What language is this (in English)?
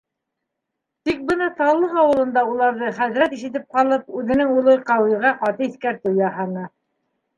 Bashkir